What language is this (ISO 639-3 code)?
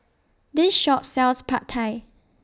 eng